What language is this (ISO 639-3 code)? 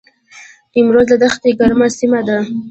pus